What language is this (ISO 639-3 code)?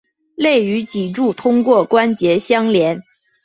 zho